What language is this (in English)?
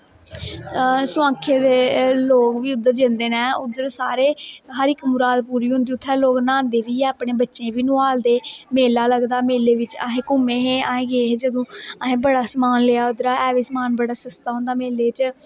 Dogri